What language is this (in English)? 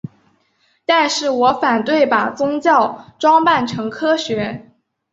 Chinese